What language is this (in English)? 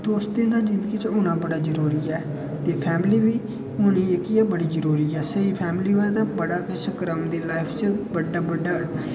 Dogri